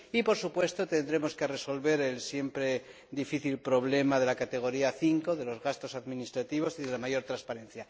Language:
Spanish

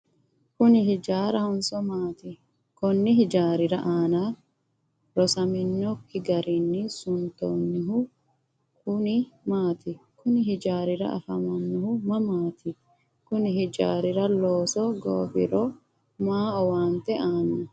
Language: Sidamo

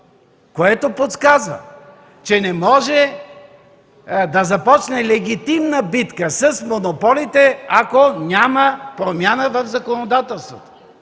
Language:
Bulgarian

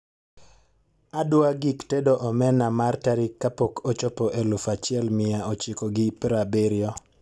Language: Luo (Kenya and Tanzania)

